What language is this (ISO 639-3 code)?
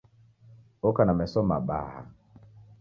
dav